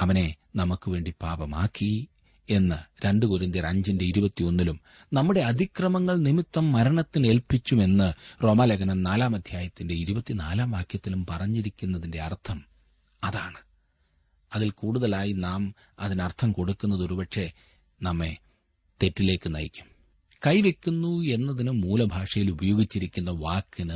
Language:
Malayalam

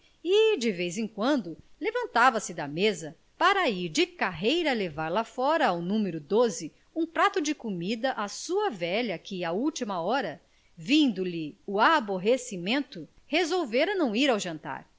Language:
Portuguese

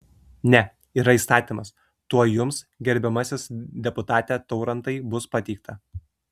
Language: Lithuanian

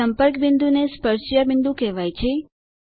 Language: Gujarati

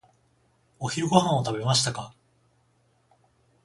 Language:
Japanese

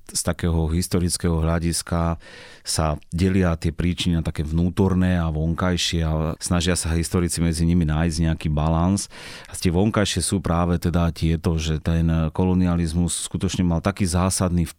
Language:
Slovak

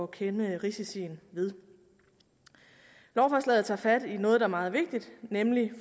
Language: Danish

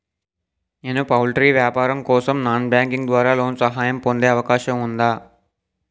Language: Telugu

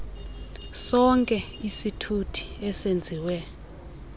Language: Xhosa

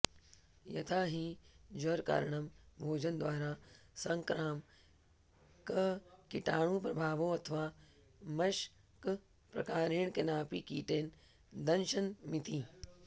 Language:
Sanskrit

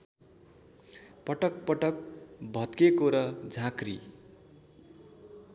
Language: Nepali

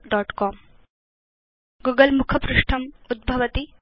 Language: Sanskrit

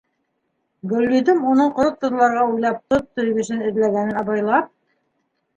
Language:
Bashkir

